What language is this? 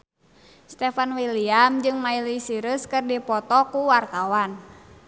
Sundanese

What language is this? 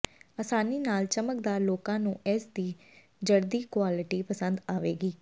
Punjabi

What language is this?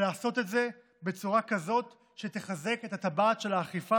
Hebrew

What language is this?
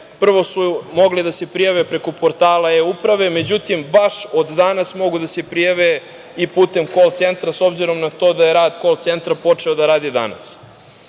Serbian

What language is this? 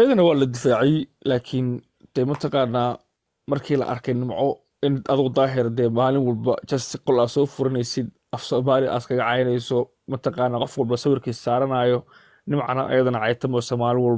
Arabic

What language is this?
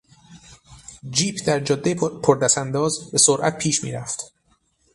Persian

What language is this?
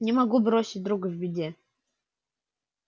Russian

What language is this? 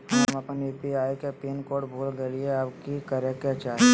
Magahi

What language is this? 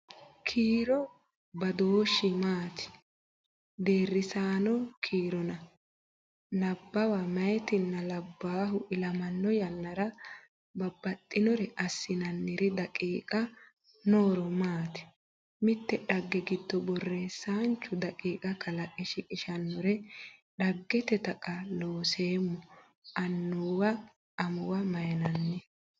Sidamo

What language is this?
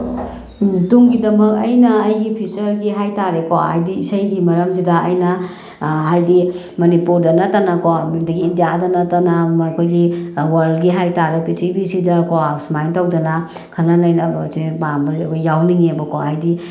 Manipuri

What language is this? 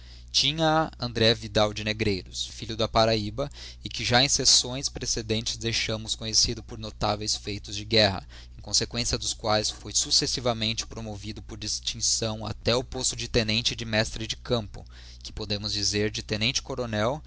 Portuguese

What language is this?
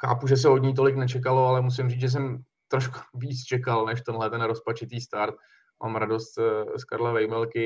Czech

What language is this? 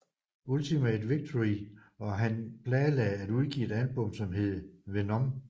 Danish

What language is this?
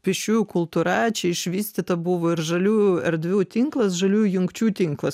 Lithuanian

